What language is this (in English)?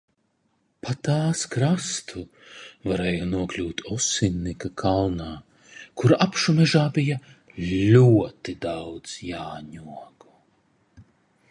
Latvian